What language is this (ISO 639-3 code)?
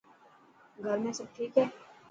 mki